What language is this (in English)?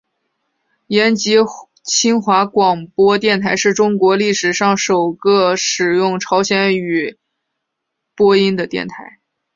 Chinese